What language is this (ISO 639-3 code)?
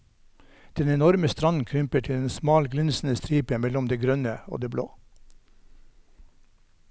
nor